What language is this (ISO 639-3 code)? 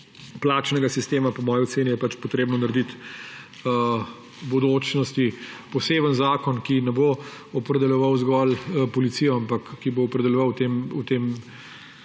slv